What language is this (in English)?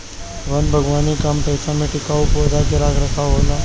Bhojpuri